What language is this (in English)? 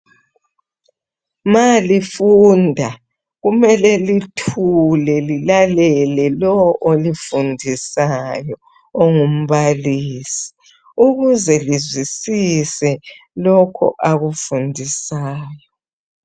North Ndebele